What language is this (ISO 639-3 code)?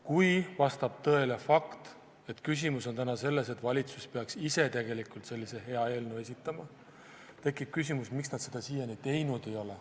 est